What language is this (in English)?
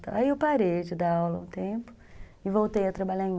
Portuguese